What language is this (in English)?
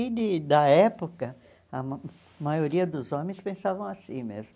Portuguese